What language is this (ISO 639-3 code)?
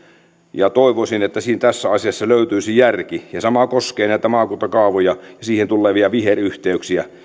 fin